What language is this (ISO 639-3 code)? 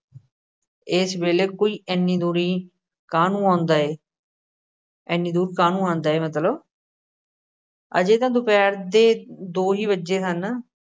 pan